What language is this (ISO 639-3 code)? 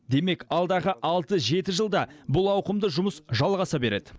kaz